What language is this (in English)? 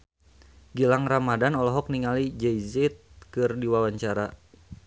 Sundanese